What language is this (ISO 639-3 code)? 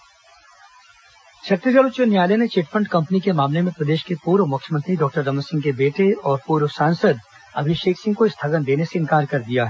hin